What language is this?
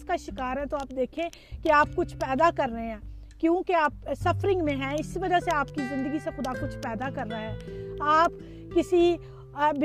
Urdu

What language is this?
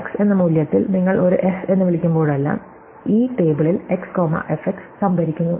Malayalam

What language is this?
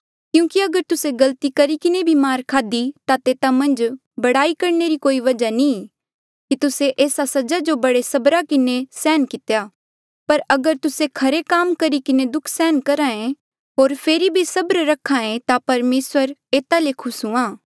Mandeali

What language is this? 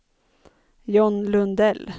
Swedish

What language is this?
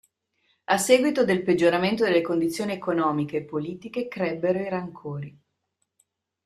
Italian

